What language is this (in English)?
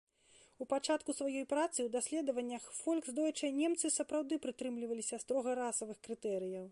Belarusian